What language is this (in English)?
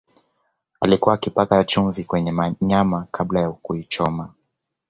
Swahili